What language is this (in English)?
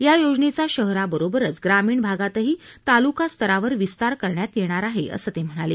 Marathi